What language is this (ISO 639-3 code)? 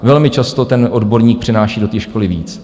ces